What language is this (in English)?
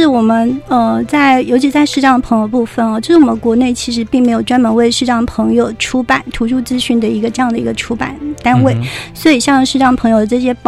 Chinese